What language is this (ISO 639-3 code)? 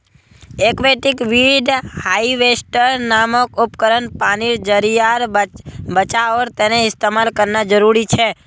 mag